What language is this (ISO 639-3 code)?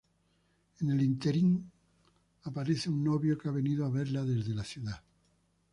spa